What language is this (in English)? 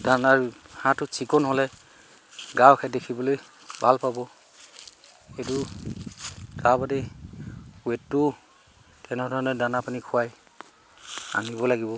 Assamese